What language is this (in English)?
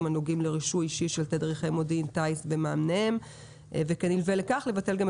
Hebrew